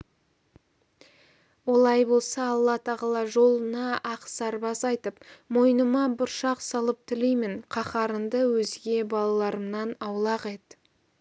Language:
Kazakh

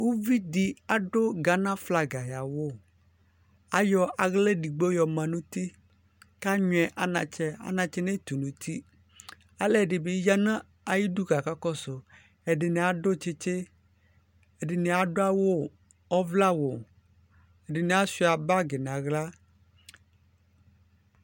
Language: Ikposo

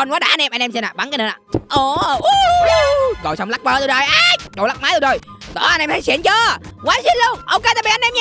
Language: Vietnamese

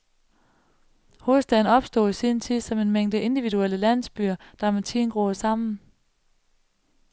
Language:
Danish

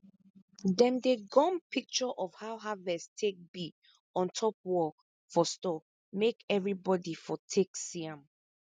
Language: Nigerian Pidgin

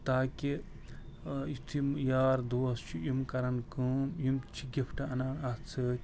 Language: Kashmiri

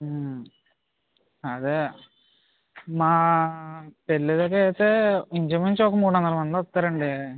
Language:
Telugu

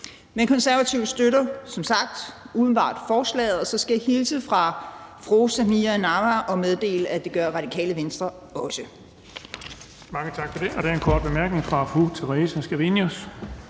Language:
Danish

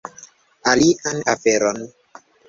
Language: Esperanto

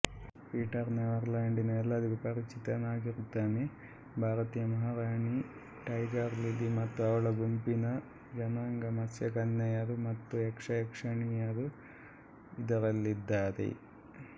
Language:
Kannada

